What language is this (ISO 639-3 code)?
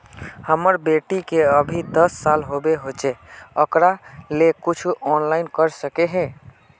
mag